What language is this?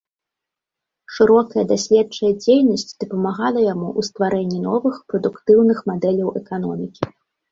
Belarusian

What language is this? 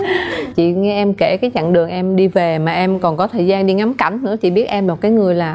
Vietnamese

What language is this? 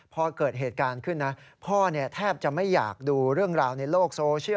Thai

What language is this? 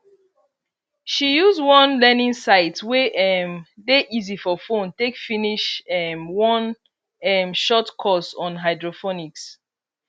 Nigerian Pidgin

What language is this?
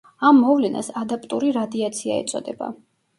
Georgian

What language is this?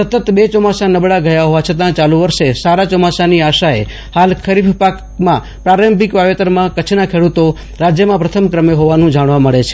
Gujarati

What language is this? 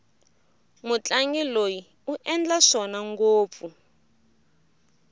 Tsonga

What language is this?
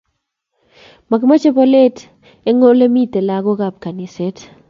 Kalenjin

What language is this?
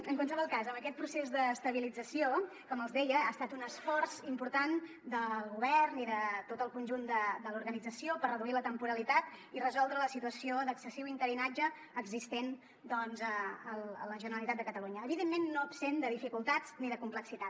Catalan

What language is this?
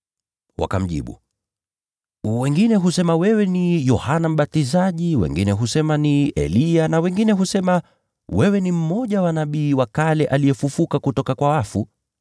Swahili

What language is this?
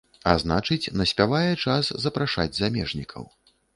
Belarusian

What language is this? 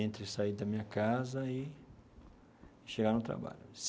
Portuguese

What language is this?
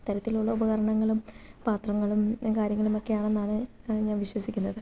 Malayalam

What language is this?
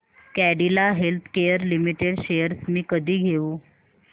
Marathi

